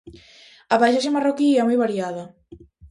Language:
Galician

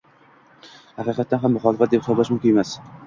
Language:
Uzbek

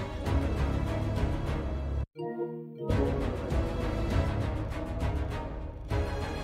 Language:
English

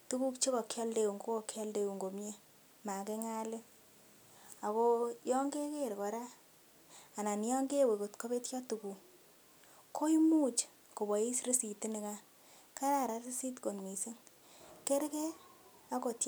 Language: Kalenjin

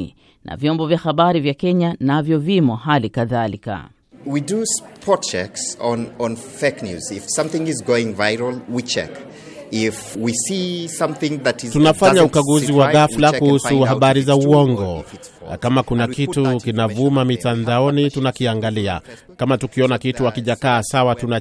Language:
Swahili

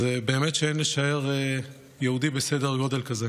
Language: Hebrew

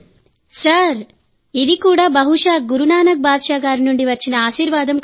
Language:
Telugu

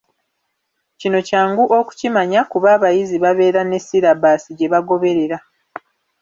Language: Ganda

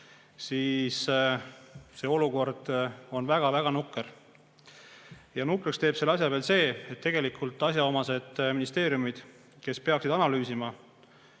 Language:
Estonian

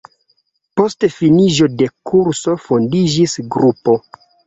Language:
Esperanto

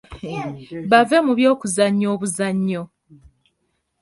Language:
Ganda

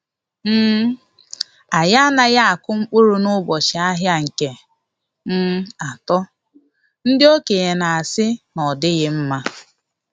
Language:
Igbo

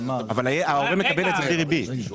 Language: Hebrew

